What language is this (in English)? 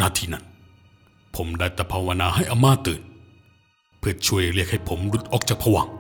Thai